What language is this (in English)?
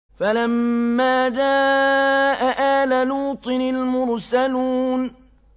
Arabic